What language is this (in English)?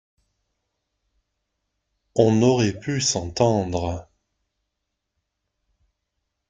French